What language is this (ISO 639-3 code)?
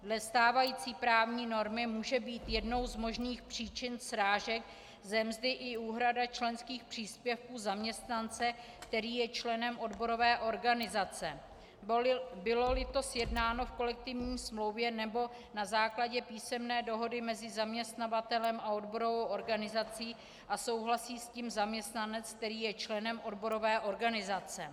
ces